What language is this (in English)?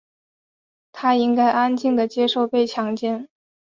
Chinese